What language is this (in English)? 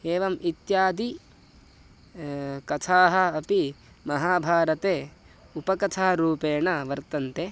Sanskrit